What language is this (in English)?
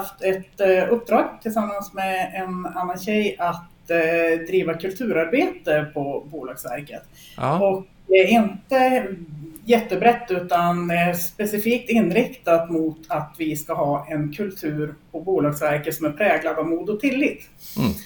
Swedish